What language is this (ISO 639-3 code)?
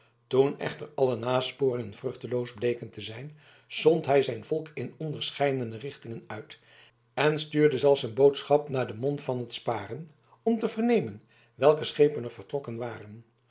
nld